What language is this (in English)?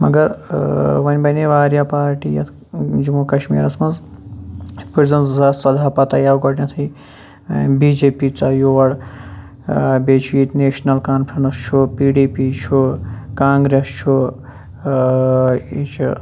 Kashmiri